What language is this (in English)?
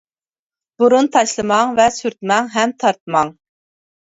Uyghur